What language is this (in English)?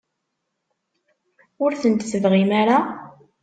Kabyle